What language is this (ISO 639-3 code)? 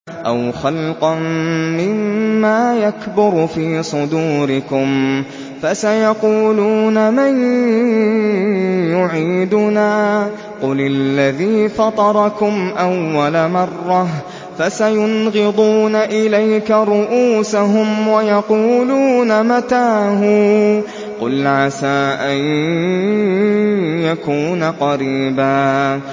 ara